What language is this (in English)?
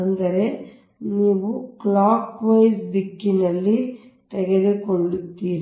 Kannada